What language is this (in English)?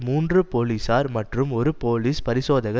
Tamil